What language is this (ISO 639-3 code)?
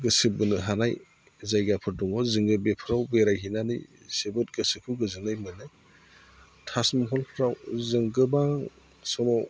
brx